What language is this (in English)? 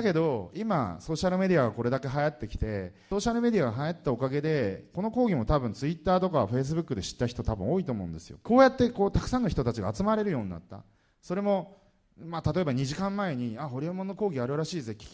Japanese